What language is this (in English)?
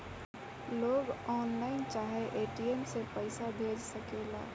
Bhojpuri